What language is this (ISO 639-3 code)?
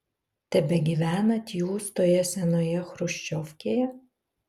lit